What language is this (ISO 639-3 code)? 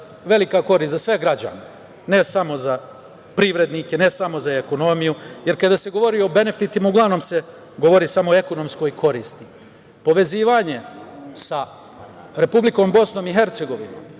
srp